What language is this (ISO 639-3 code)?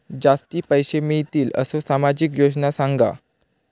mar